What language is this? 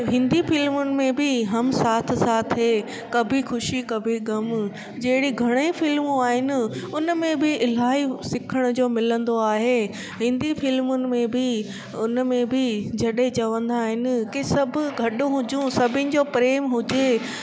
Sindhi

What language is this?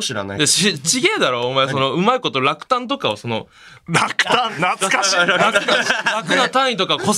Japanese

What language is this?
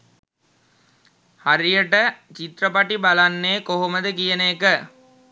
Sinhala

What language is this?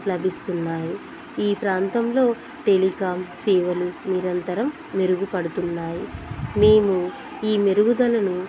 Telugu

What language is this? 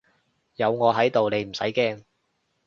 Cantonese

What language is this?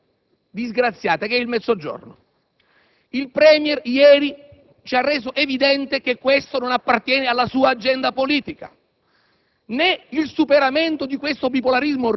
Italian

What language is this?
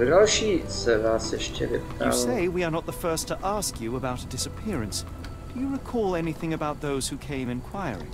Czech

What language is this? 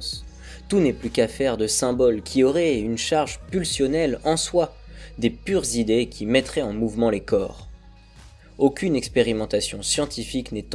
French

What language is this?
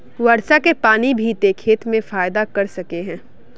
Magahi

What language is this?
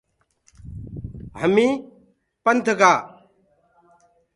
Gurgula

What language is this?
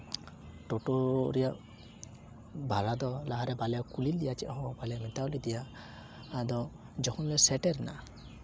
Santali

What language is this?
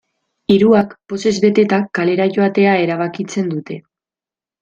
Basque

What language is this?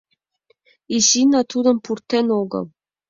Mari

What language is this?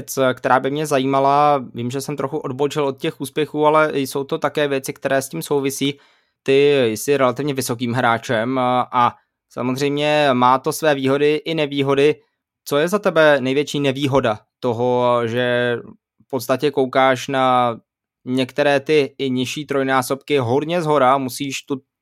Czech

